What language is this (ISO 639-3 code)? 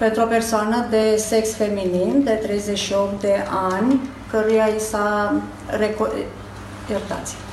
ron